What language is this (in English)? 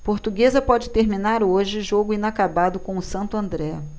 Portuguese